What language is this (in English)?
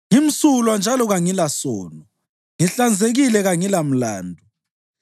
North Ndebele